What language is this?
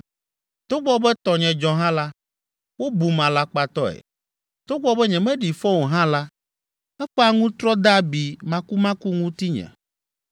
Ewe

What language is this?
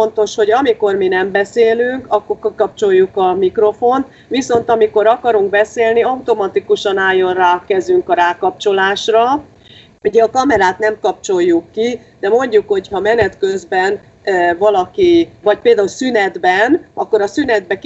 Hungarian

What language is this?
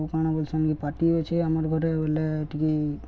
Odia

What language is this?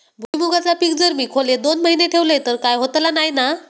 Marathi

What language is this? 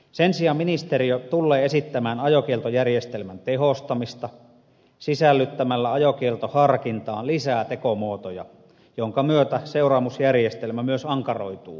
Finnish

